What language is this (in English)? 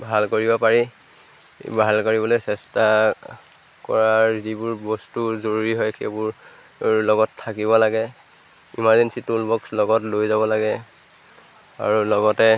Assamese